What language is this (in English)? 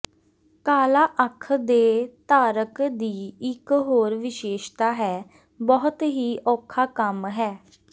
Punjabi